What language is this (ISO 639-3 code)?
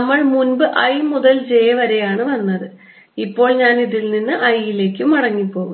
mal